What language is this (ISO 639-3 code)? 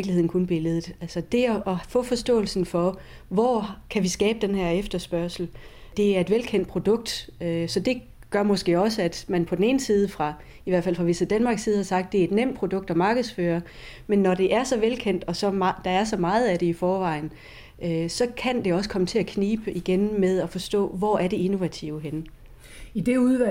dan